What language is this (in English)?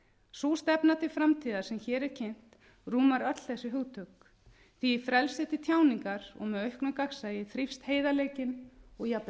Icelandic